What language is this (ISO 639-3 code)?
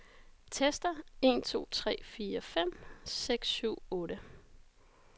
dan